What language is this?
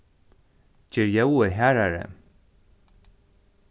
Faroese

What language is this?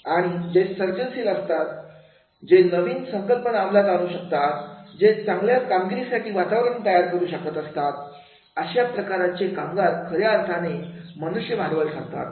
Marathi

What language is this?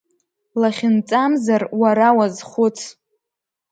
Abkhazian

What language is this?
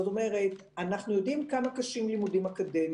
Hebrew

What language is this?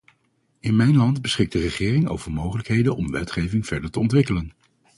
Dutch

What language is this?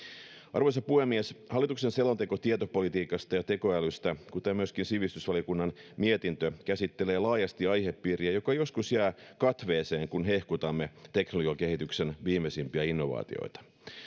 Finnish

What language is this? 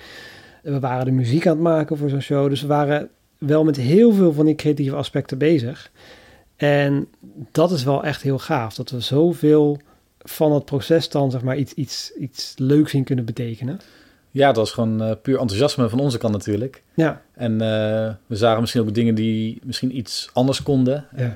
Dutch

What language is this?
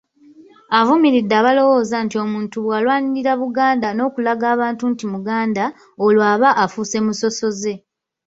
Ganda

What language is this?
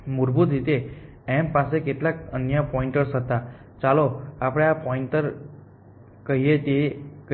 Gujarati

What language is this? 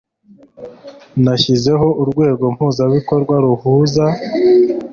Kinyarwanda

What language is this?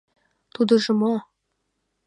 Mari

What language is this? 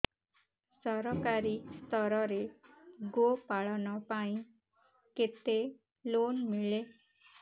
Odia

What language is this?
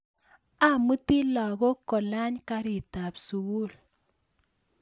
Kalenjin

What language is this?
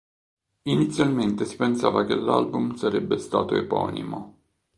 Italian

